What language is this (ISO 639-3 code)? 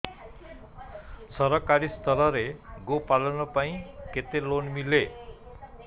ori